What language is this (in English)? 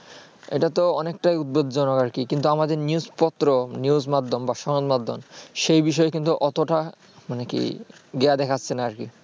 Bangla